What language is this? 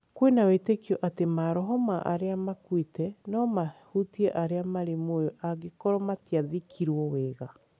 Kikuyu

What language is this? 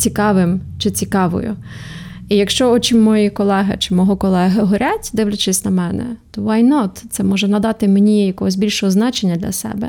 Ukrainian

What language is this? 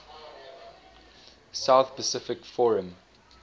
English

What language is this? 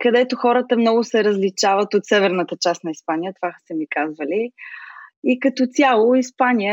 Bulgarian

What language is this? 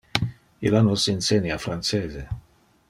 Interlingua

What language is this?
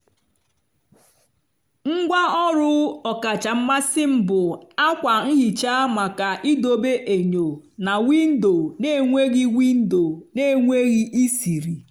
Igbo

